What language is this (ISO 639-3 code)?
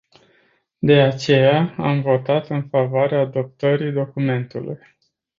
ron